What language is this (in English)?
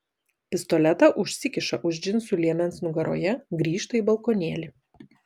Lithuanian